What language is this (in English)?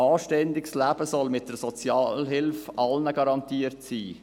Swiss German